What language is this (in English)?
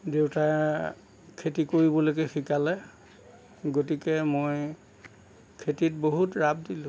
Assamese